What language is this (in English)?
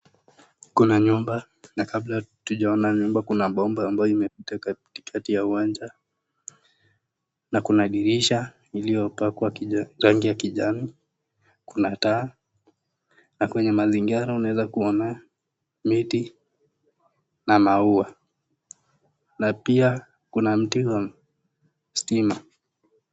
Swahili